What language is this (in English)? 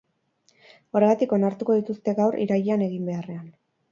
Basque